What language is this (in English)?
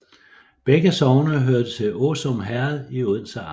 Danish